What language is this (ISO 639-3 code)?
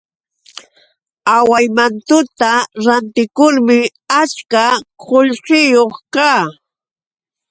qux